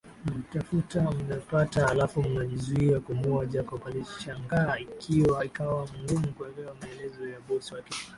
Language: Swahili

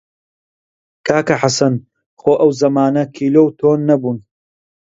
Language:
Central Kurdish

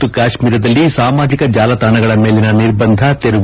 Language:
Kannada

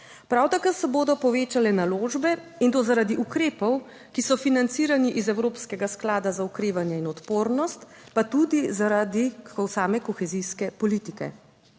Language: Slovenian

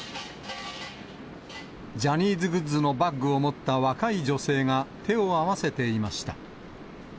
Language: Japanese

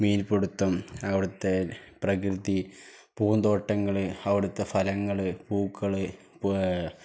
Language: Malayalam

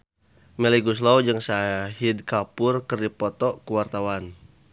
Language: Sundanese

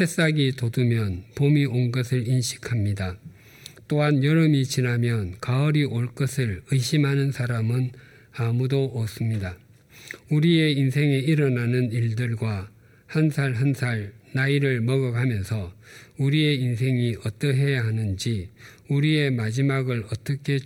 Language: Korean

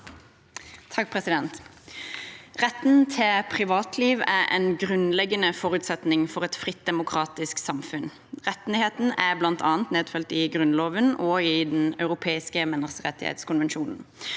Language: Norwegian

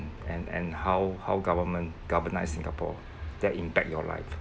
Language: English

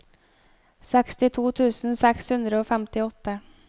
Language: Norwegian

